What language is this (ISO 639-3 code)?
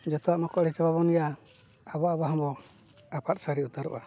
sat